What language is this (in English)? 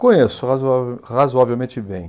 Portuguese